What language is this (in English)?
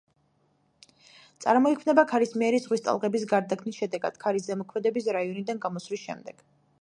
Georgian